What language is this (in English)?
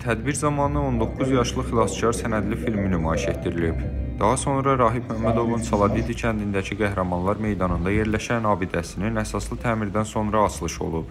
Turkish